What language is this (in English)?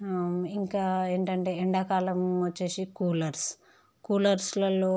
Telugu